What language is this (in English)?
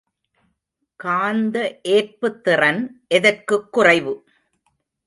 Tamil